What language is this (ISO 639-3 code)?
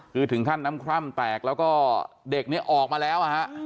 tha